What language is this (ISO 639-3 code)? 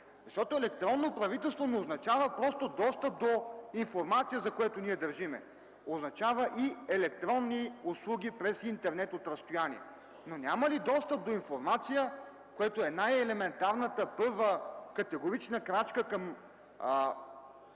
bul